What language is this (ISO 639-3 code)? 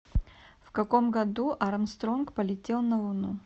rus